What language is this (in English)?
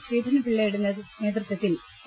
Malayalam